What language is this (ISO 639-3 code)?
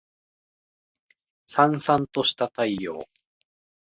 jpn